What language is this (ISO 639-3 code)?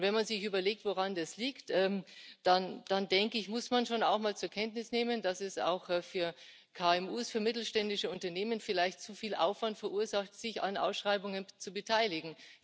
deu